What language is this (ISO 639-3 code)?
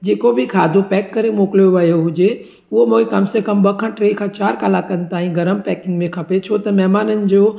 snd